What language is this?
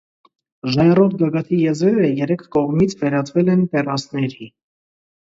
Armenian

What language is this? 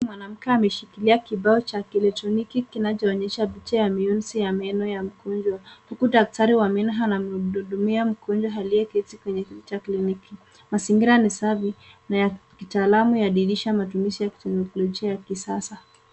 Swahili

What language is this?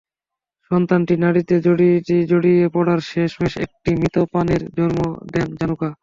Bangla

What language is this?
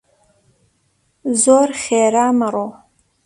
Central Kurdish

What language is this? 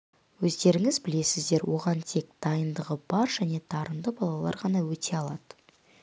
Kazakh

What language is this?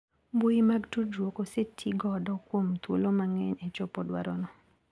Luo (Kenya and Tanzania)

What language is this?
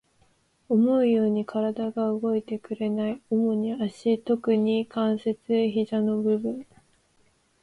Japanese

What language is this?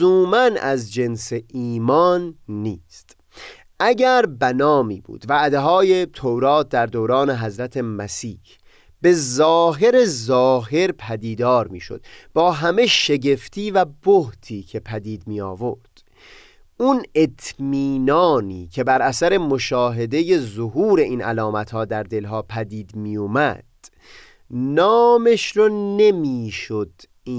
Persian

